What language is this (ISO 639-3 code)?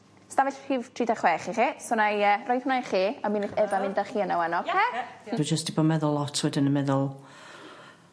cym